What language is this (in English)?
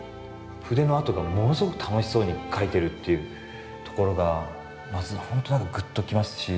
Japanese